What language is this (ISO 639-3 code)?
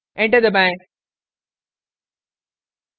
hin